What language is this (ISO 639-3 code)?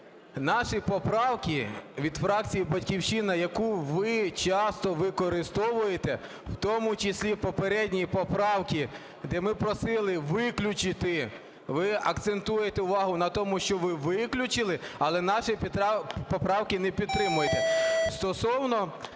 ukr